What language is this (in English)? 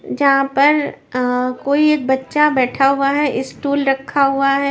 Hindi